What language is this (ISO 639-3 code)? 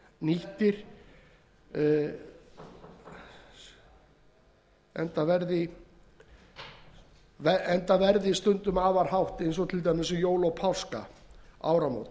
isl